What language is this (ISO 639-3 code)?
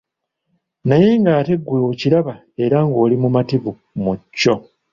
lug